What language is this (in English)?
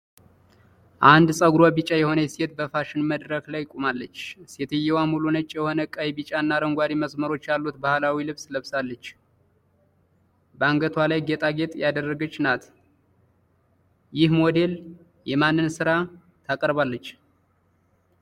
Amharic